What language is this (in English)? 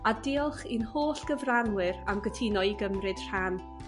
Welsh